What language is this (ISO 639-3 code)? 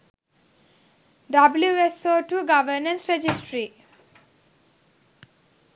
sin